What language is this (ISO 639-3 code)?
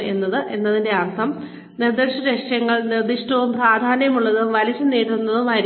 mal